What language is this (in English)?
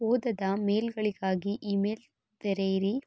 Kannada